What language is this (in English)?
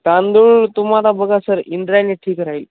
Marathi